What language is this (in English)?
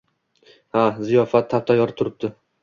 Uzbek